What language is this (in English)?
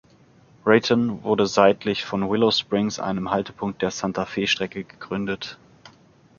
German